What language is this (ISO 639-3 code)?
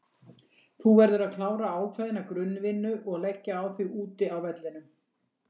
isl